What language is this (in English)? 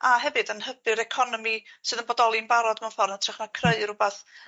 Welsh